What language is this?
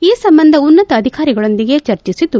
Kannada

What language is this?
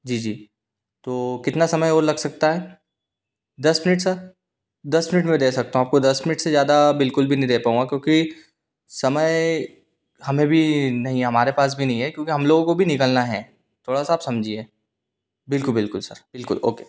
Hindi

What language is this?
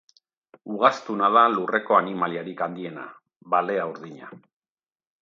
Basque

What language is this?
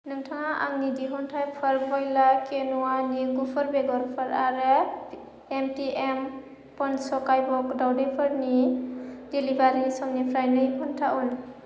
Bodo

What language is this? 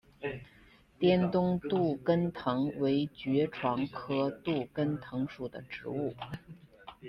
Chinese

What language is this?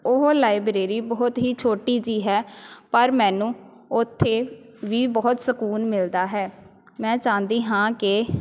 Punjabi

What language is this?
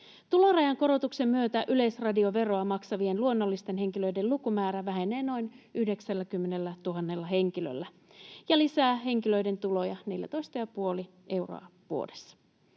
Finnish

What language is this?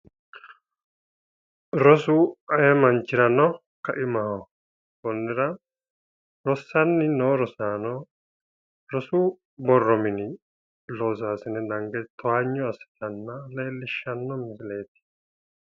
Sidamo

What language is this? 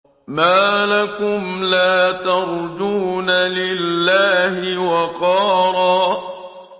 Arabic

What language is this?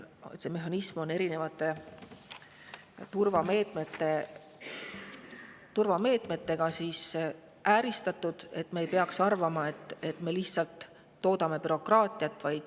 Estonian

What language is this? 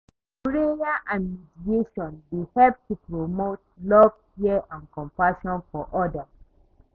Nigerian Pidgin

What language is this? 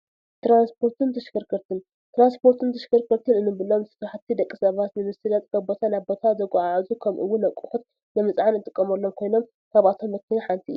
Tigrinya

